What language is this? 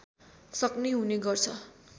Nepali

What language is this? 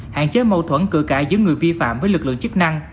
Vietnamese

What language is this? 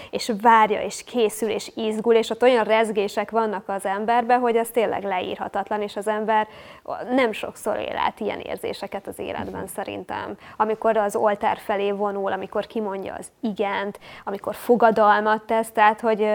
Hungarian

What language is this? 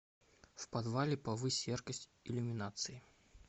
Russian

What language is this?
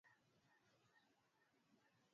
Swahili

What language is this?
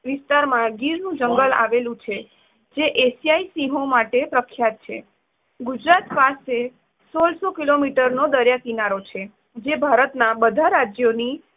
Gujarati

